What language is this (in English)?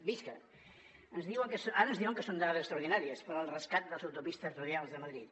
Catalan